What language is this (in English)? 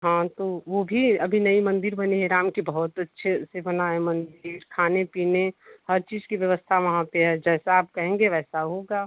Hindi